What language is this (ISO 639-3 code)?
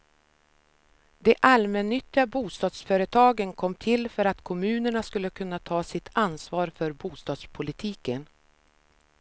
swe